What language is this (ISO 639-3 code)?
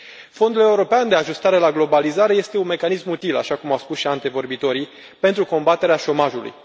ron